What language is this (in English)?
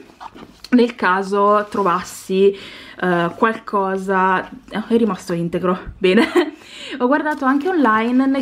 Italian